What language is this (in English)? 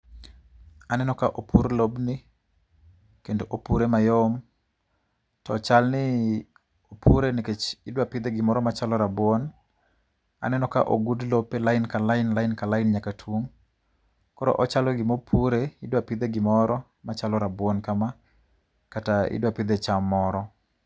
Luo (Kenya and Tanzania)